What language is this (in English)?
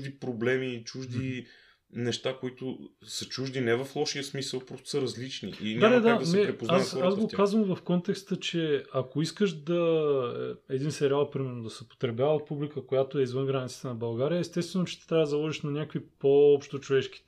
Bulgarian